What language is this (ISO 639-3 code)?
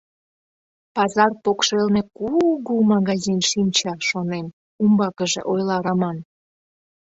chm